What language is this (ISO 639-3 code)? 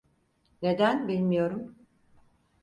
tur